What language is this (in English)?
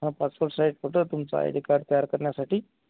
Marathi